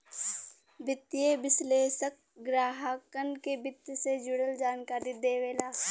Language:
Bhojpuri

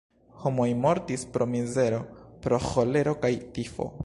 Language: Esperanto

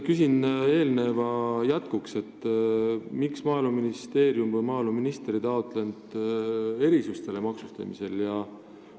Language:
Estonian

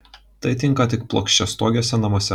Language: Lithuanian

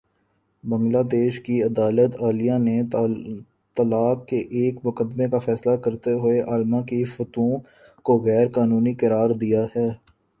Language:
Urdu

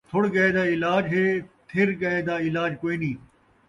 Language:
Saraiki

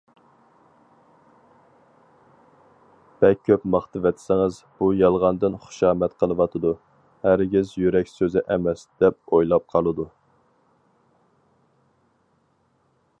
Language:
Uyghur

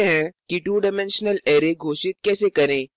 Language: Hindi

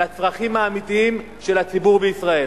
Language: Hebrew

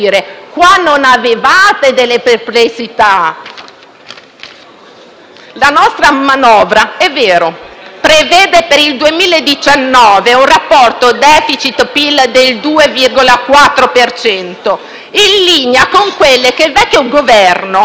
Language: Italian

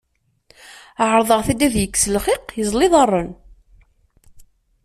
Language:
Kabyle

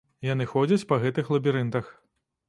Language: Belarusian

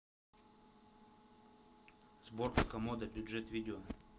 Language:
Russian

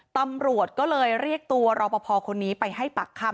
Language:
Thai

